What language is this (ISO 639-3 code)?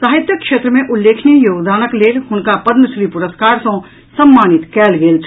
mai